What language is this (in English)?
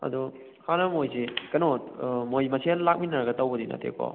Manipuri